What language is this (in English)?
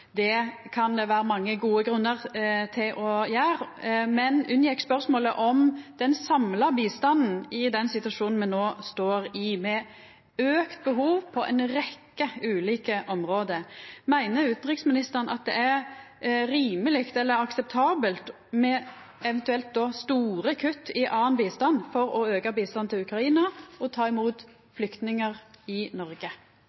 Norwegian Nynorsk